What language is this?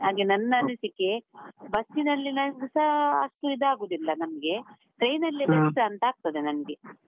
Kannada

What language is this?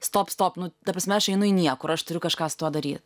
Lithuanian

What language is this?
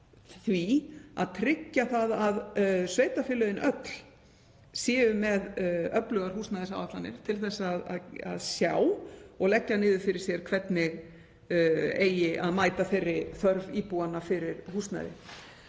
Icelandic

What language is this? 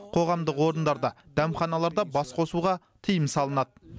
Kazakh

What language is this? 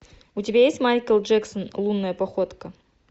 Russian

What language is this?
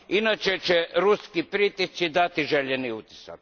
Croatian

